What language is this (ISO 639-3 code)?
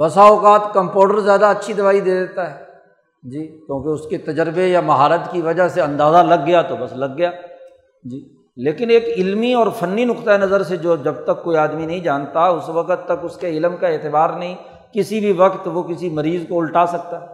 urd